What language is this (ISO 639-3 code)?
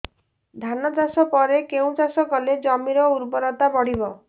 ori